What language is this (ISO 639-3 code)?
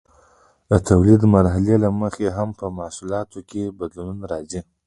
pus